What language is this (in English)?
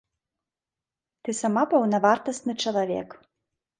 Belarusian